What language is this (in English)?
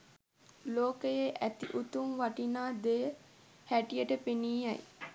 Sinhala